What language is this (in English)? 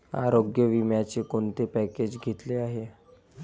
Marathi